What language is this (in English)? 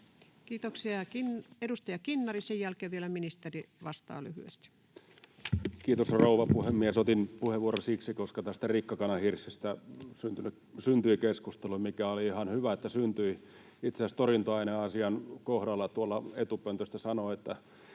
Finnish